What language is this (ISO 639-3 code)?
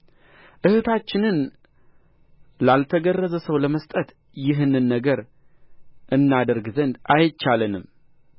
amh